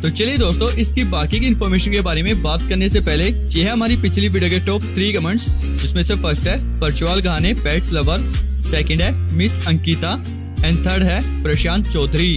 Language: Hindi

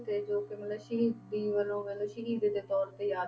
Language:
Punjabi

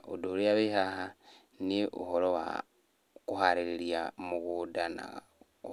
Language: Kikuyu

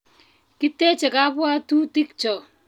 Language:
Kalenjin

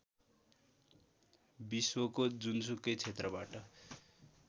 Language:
Nepali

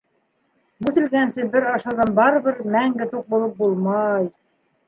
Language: Bashkir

